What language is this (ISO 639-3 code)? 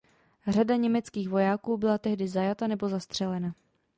ces